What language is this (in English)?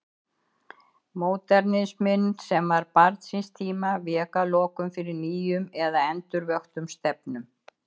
Icelandic